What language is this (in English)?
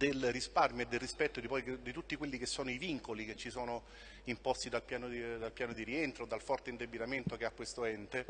Italian